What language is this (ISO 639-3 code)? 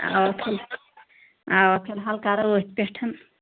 kas